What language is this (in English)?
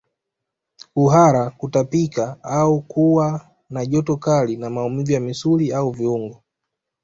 Swahili